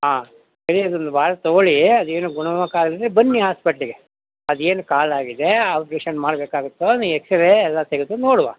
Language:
Kannada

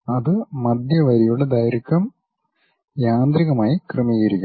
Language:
Malayalam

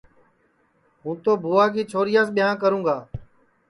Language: Sansi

